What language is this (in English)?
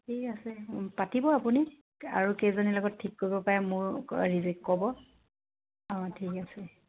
Assamese